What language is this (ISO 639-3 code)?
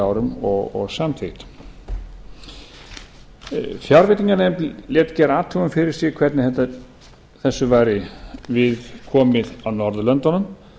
isl